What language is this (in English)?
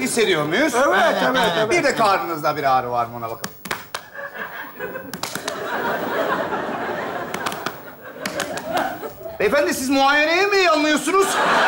Turkish